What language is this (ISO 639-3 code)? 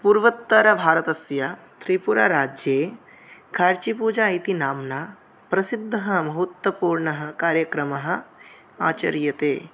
san